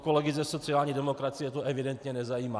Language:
Czech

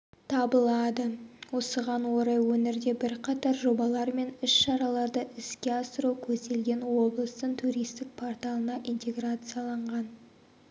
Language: Kazakh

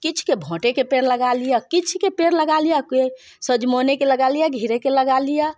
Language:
Maithili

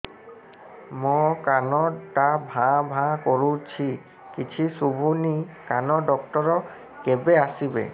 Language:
Odia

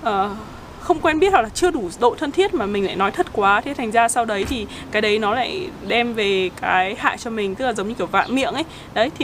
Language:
Vietnamese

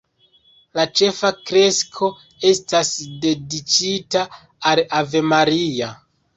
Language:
Esperanto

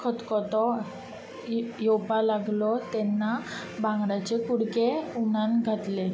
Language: Konkani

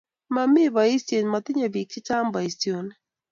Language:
Kalenjin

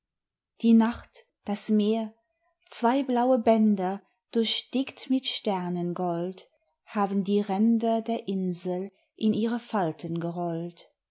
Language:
German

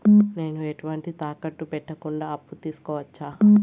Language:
Telugu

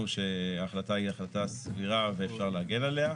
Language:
Hebrew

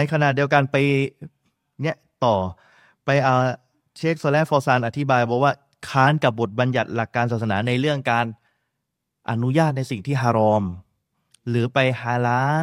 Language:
Thai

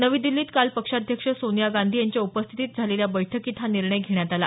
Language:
Marathi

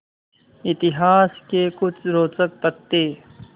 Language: Hindi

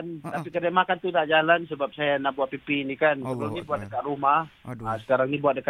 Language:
Malay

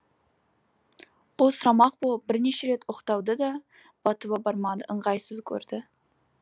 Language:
Kazakh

